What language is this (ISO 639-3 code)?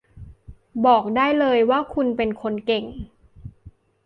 tha